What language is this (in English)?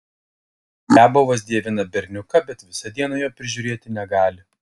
Lithuanian